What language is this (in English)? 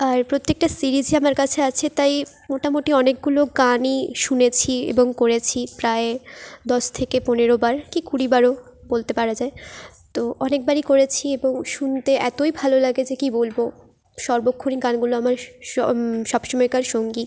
Bangla